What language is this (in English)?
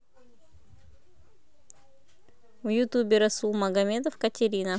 Russian